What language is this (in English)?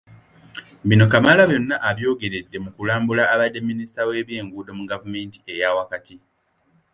Ganda